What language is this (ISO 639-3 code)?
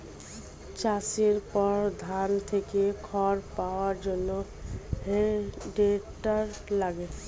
ben